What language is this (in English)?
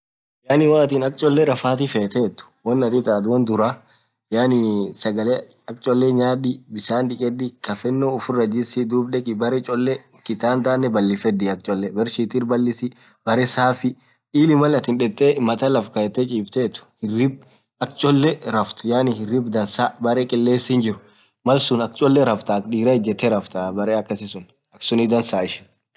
Orma